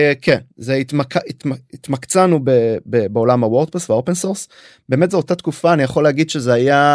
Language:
Hebrew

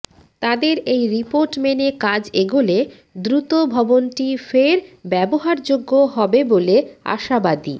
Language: Bangla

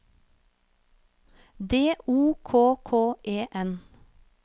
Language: Norwegian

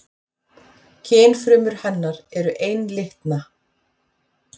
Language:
Icelandic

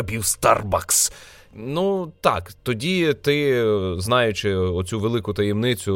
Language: Ukrainian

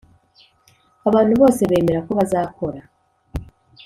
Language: Kinyarwanda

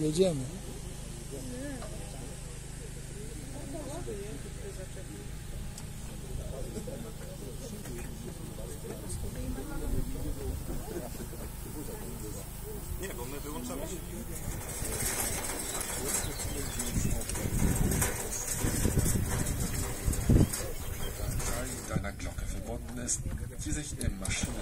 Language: Polish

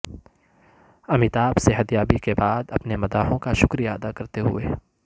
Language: Urdu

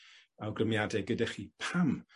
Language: Welsh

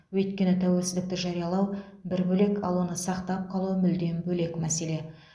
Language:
Kazakh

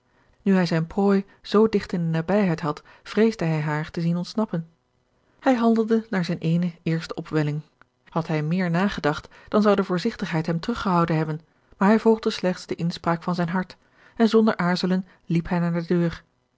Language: Dutch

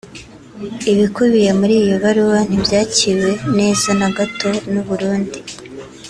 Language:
Kinyarwanda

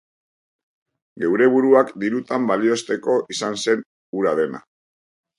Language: Basque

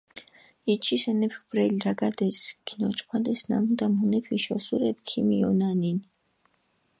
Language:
Mingrelian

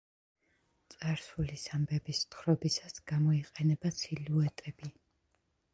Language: Georgian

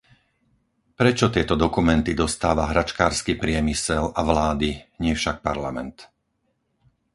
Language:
Slovak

